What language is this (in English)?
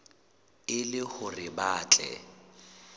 Southern Sotho